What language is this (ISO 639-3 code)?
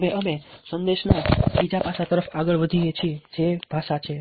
guj